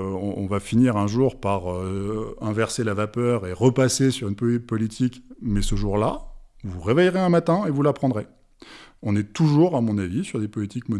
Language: French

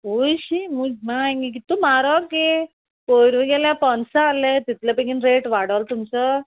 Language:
Konkani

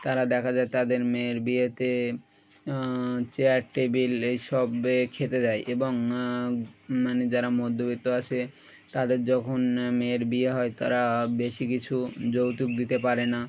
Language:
Bangla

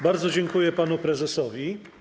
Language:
Polish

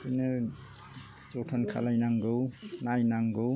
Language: Bodo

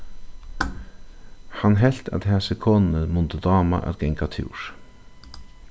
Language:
Faroese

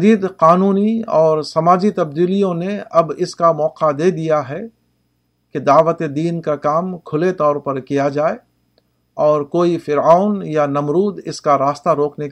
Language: Urdu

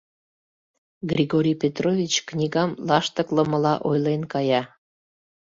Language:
Mari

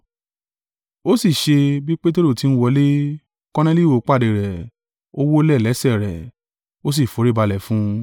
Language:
Yoruba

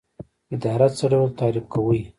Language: Pashto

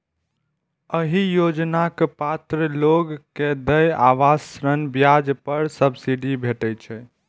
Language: Maithili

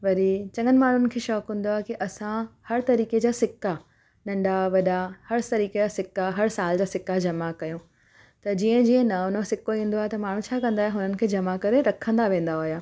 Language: Sindhi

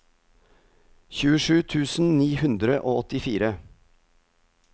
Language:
Norwegian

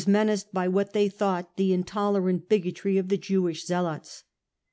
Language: English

